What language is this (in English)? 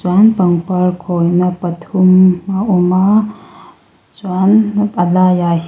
Mizo